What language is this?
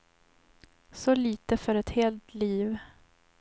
Swedish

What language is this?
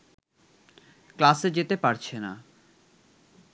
Bangla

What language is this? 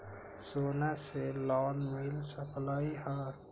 Magahi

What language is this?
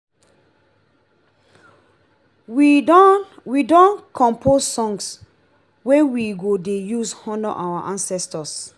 Nigerian Pidgin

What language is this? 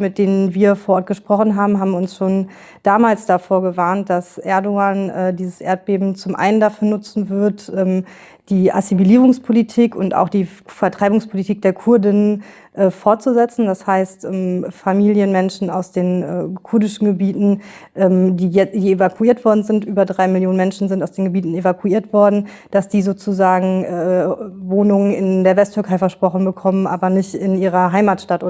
German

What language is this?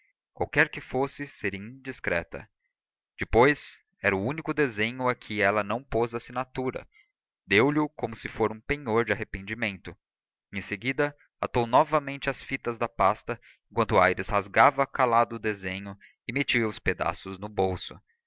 Portuguese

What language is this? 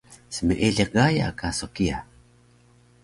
Taroko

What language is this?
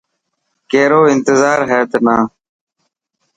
Dhatki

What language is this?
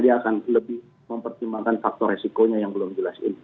Indonesian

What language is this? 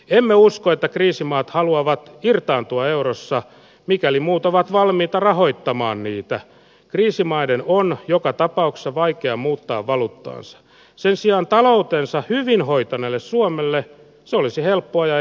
Finnish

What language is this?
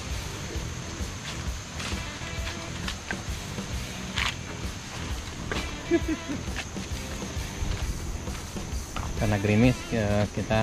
Indonesian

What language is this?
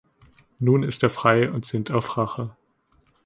German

